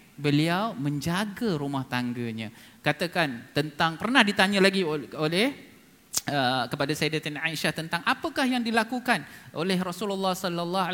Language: Malay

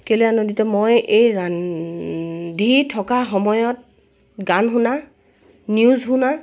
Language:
Assamese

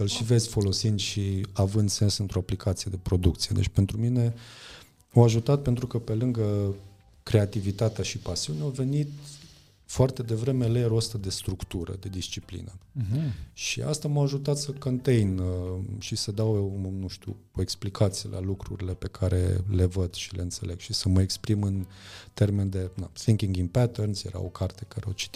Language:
Romanian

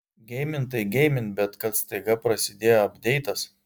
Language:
Lithuanian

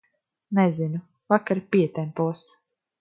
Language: Latvian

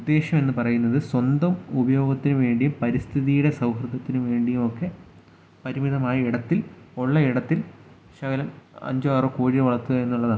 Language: Malayalam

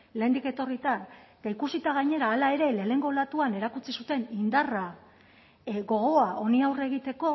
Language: Basque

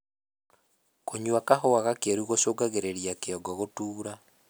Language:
Kikuyu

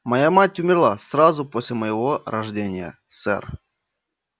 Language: Russian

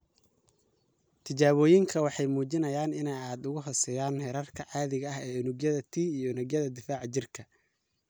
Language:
Somali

